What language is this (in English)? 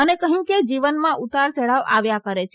Gujarati